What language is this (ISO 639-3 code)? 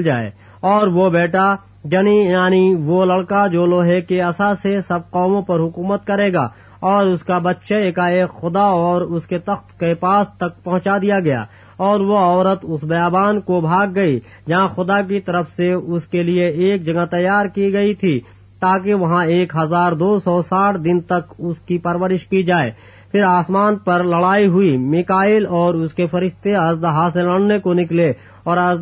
urd